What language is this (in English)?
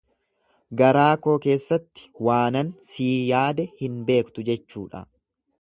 Oromo